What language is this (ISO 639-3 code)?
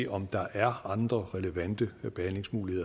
dan